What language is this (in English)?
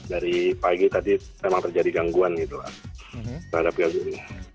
Indonesian